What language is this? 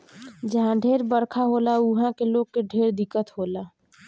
Bhojpuri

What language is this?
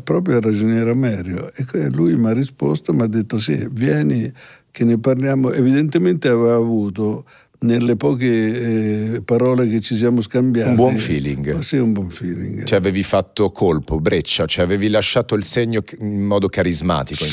Italian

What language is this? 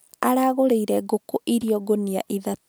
Kikuyu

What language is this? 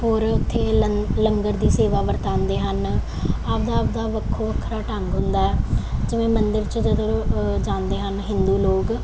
Punjabi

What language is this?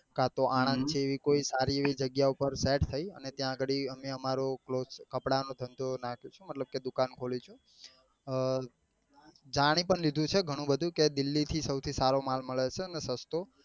Gujarati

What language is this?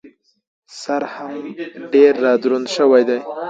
Pashto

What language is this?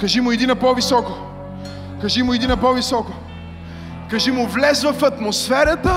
Bulgarian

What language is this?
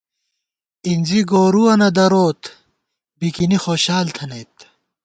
Gawar-Bati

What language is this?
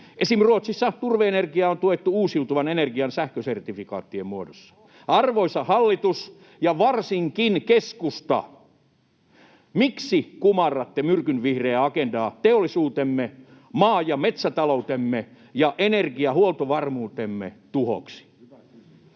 Finnish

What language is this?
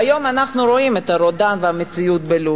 Hebrew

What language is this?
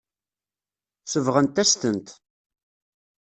Kabyle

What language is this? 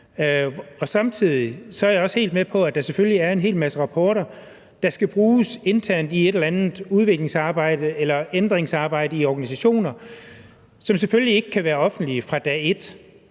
Danish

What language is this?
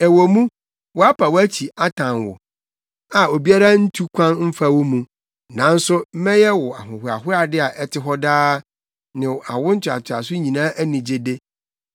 Akan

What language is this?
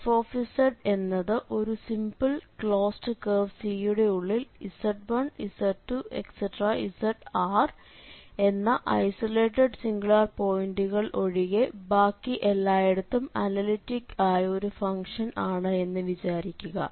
Malayalam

